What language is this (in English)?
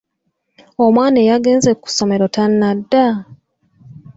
Ganda